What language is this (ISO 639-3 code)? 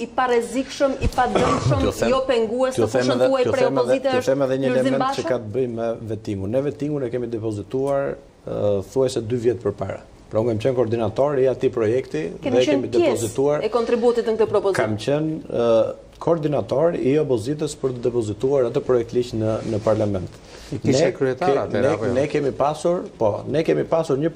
ron